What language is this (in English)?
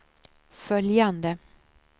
Swedish